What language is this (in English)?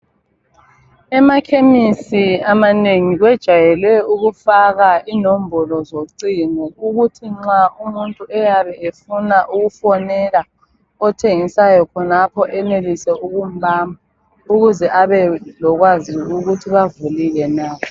North Ndebele